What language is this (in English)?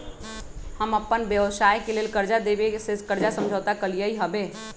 Magahi